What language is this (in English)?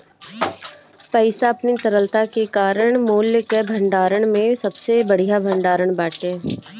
Bhojpuri